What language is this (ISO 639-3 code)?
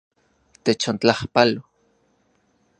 ncx